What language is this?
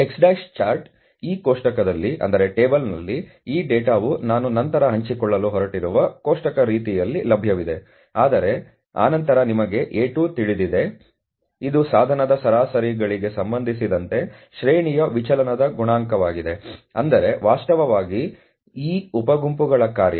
Kannada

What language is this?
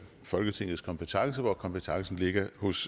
Danish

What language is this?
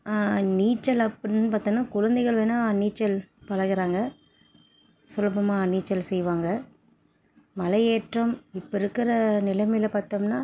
Tamil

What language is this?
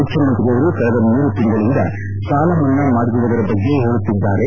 Kannada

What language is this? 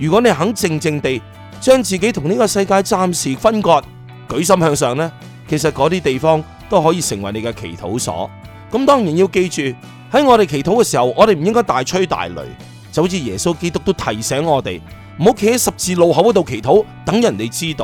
Chinese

